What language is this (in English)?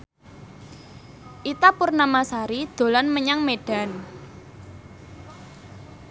Javanese